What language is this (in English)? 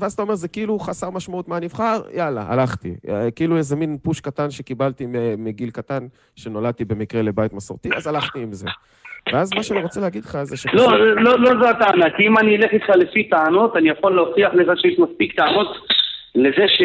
Hebrew